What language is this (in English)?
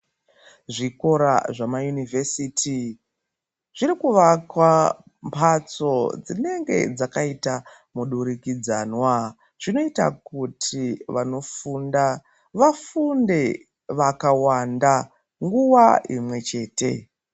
Ndau